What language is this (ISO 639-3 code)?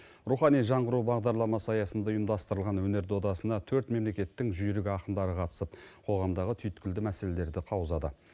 kaz